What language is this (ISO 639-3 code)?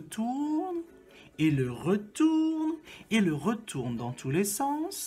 fra